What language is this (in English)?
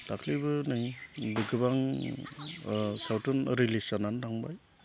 Bodo